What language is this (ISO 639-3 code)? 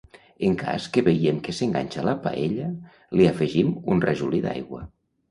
cat